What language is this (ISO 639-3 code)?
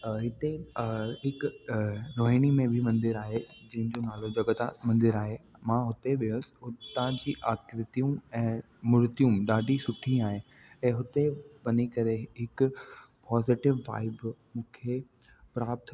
snd